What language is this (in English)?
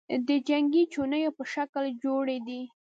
Pashto